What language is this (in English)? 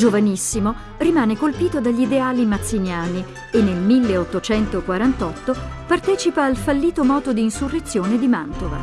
Italian